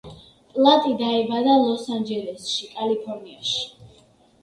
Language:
Georgian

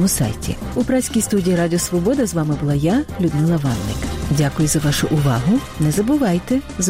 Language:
Ukrainian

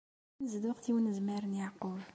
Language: Kabyle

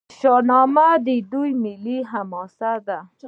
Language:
Pashto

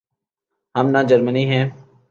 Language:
Urdu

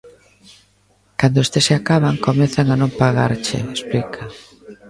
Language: Galician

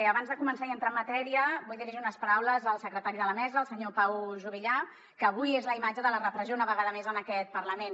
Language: Catalan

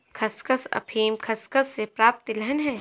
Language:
Hindi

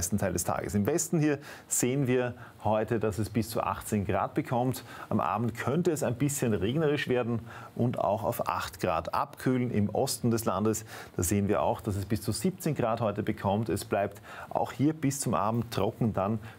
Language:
German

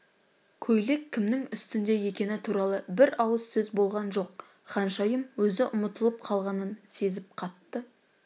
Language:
Kazakh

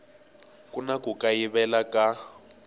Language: Tsonga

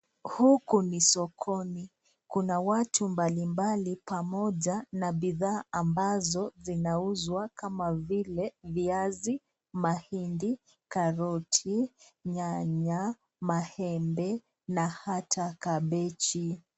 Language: Swahili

